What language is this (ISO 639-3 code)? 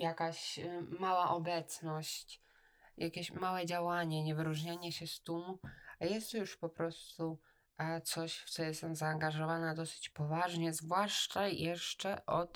pol